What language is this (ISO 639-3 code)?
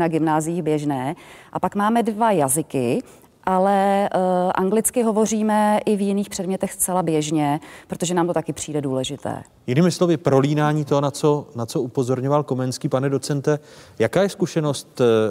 ces